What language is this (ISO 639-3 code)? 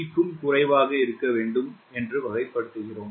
tam